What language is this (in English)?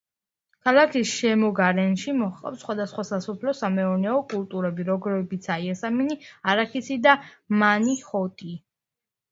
Georgian